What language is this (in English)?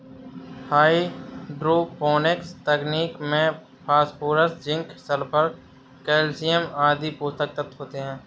Hindi